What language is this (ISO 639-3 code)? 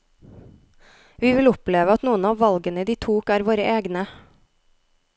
nor